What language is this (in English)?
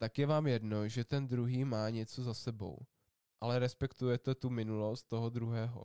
Czech